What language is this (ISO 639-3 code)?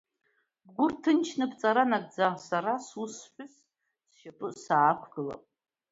abk